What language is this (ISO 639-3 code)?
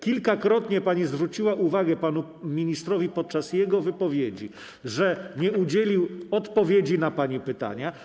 pol